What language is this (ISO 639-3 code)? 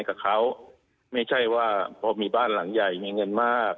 tha